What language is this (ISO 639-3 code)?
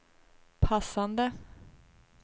swe